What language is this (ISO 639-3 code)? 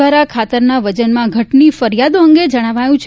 guj